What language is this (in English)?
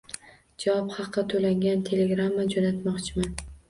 Uzbek